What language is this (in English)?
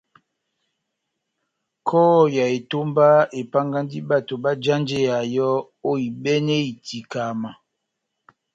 Batanga